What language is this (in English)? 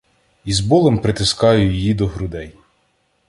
Ukrainian